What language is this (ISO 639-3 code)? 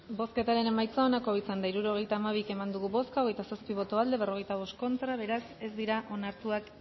eus